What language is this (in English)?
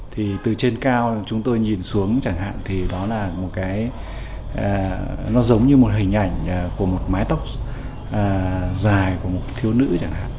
Vietnamese